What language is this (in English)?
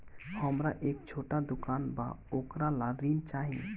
Bhojpuri